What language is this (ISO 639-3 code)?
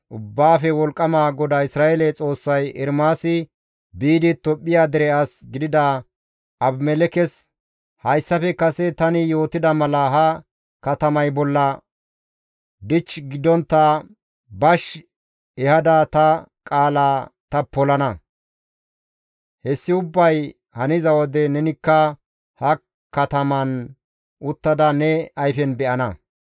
gmv